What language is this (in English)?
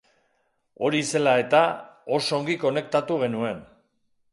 Basque